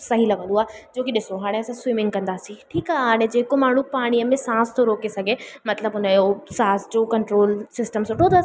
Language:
Sindhi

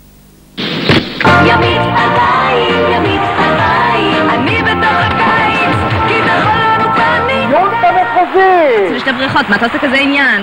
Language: Hebrew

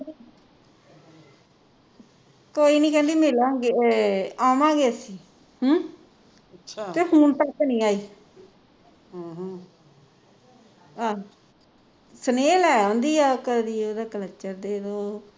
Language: Punjabi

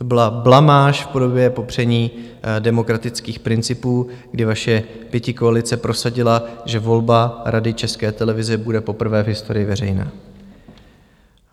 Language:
Czech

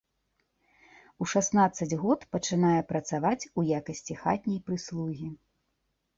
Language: Belarusian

